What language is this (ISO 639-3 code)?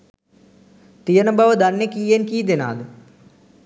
sin